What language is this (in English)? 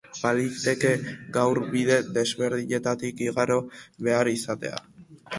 Basque